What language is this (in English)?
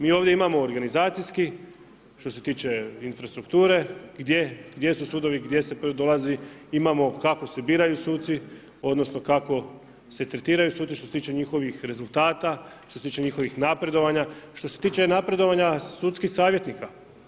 Croatian